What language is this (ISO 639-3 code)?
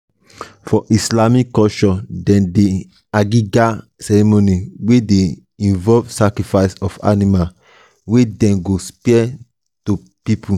pcm